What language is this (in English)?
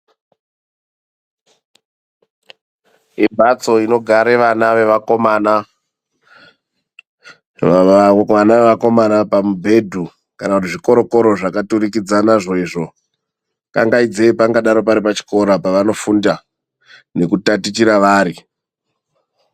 Ndau